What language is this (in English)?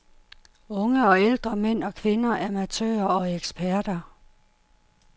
Danish